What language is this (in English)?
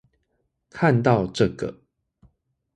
Chinese